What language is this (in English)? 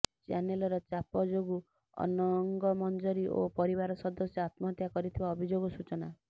Odia